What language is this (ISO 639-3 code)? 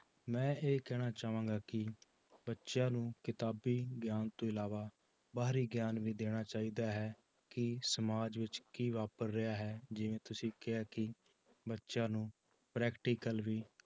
pan